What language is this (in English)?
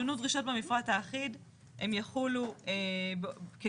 Hebrew